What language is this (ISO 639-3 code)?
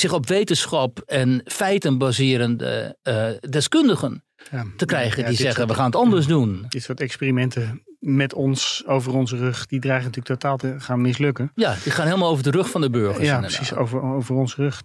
nld